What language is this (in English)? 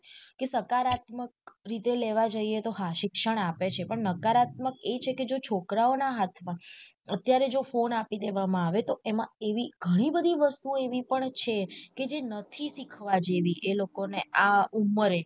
Gujarati